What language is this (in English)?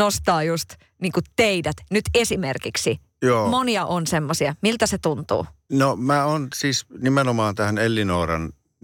Finnish